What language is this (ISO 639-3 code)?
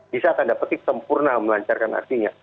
ind